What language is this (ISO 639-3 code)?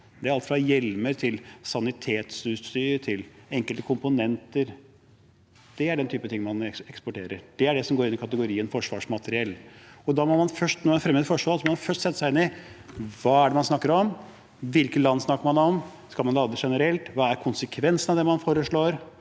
nor